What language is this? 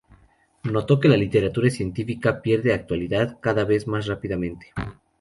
Spanish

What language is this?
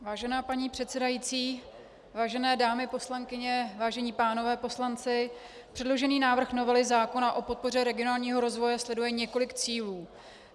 Czech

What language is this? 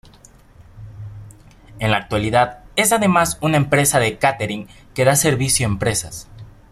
Spanish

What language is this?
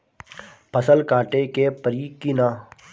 Bhojpuri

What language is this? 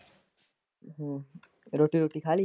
Punjabi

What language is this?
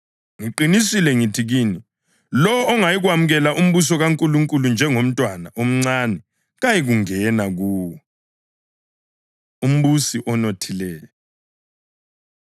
North Ndebele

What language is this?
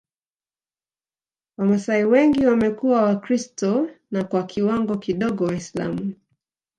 Swahili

